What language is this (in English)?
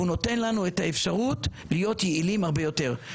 Hebrew